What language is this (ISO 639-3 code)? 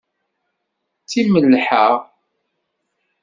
kab